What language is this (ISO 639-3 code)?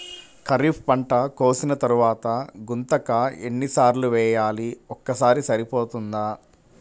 tel